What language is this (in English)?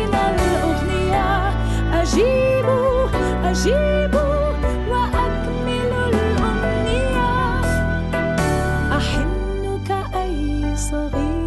Arabic